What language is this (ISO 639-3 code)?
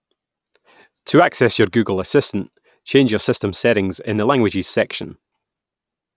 eng